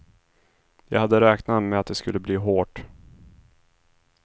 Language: Swedish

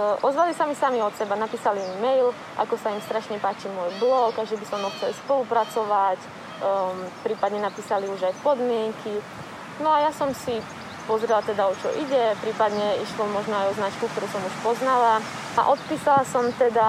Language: Slovak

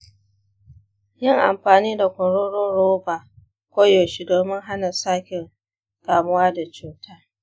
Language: Hausa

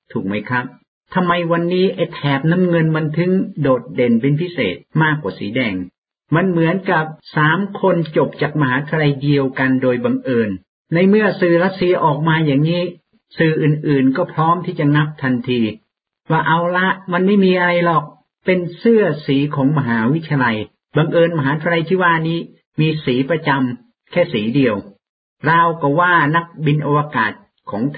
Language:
Thai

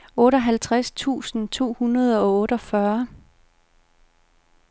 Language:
Danish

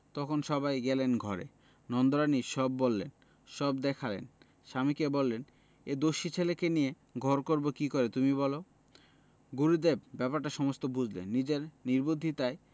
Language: Bangla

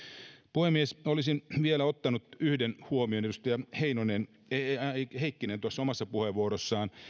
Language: Finnish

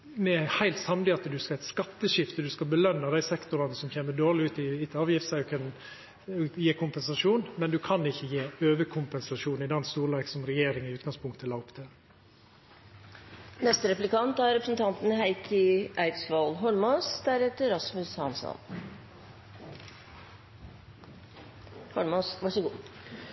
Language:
Norwegian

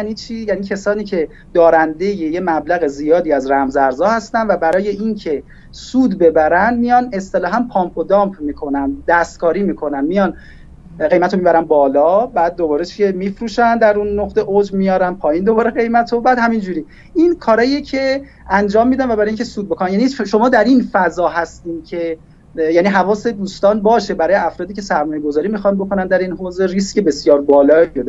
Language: Persian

